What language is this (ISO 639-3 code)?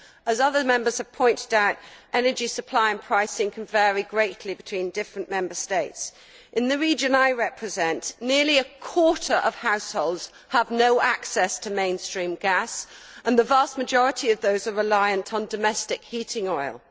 eng